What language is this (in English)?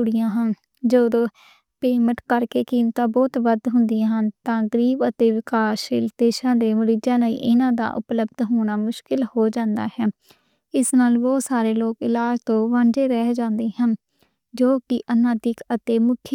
Western Panjabi